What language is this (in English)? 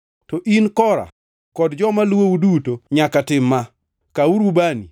Luo (Kenya and Tanzania)